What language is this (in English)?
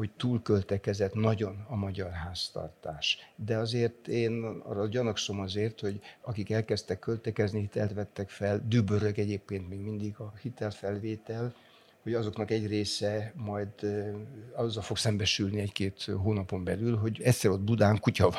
Hungarian